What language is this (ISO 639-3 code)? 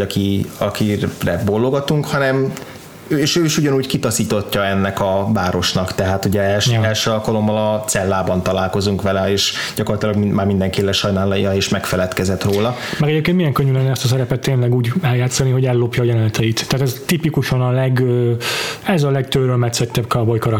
hun